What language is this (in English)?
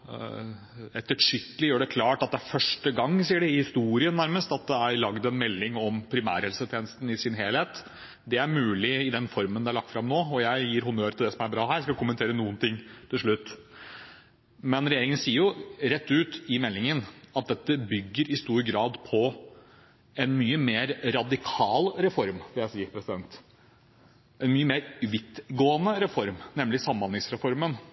Norwegian Bokmål